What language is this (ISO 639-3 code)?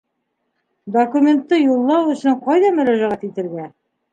bak